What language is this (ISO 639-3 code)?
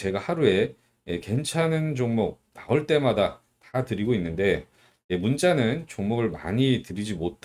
kor